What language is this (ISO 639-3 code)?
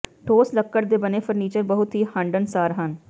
pan